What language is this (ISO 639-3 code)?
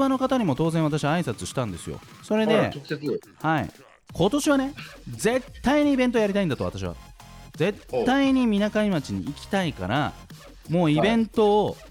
jpn